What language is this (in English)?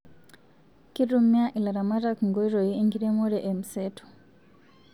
Masai